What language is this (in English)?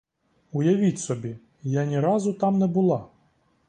Ukrainian